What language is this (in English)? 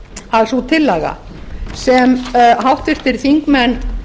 Icelandic